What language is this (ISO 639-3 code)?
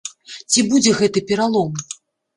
bel